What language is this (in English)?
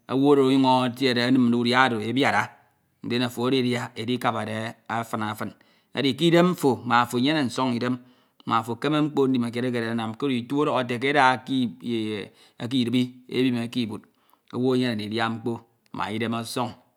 Ito